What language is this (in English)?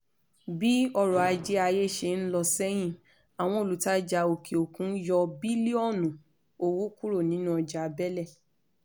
Yoruba